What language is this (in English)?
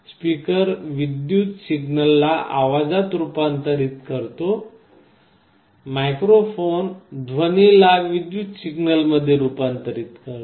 Marathi